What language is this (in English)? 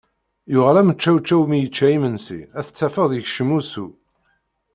Kabyle